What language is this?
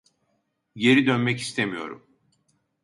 Turkish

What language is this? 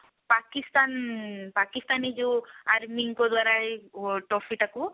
Odia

